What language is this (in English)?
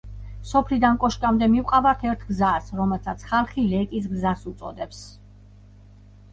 Georgian